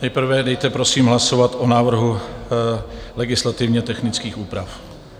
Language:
Czech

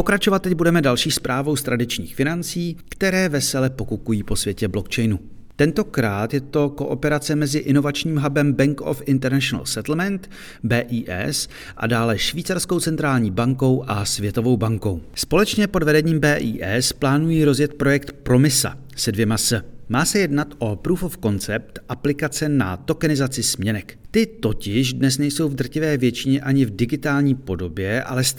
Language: Czech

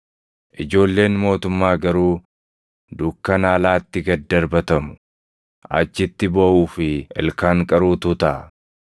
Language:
Oromo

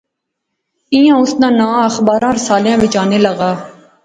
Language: Pahari-Potwari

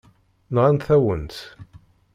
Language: Kabyle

